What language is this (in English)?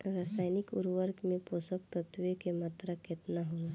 Bhojpuri